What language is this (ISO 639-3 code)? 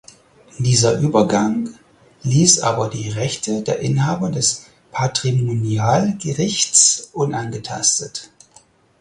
deu